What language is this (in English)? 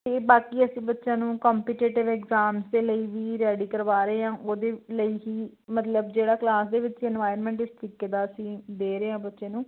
Punjabi